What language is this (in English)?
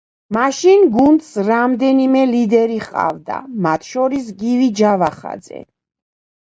Georgian